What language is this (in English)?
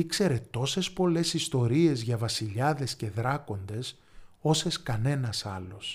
Greek